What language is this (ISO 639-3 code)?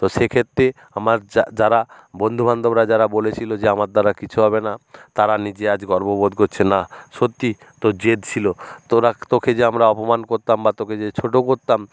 ben